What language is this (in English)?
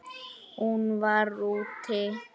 Icelandic